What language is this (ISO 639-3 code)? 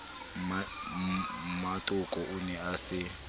sot